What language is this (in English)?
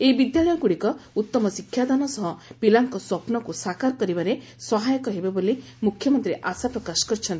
Odia